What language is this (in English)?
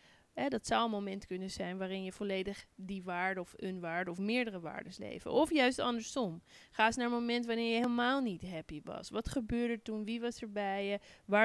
Dutch